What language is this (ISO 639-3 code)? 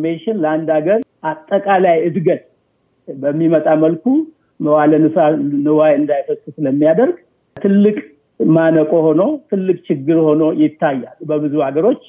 amh